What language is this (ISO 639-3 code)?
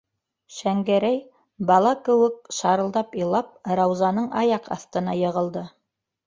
bak